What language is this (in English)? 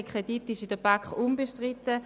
Swiss German